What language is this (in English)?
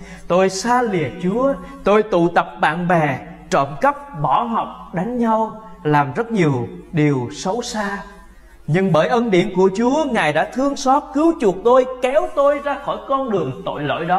Vietnamese